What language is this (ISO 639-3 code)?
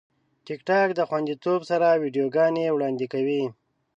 pus